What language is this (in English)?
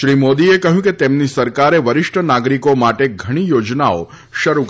Gujarati